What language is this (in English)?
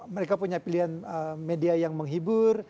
Indonesian